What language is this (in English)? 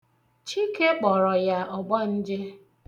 Igbo